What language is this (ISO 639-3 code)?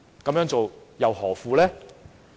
yue